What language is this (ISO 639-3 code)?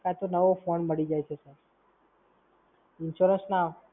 guj